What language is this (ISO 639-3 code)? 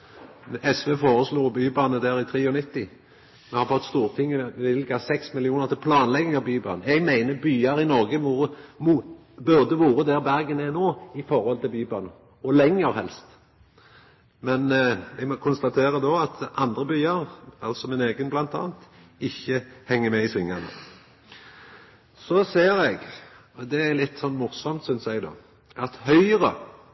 nno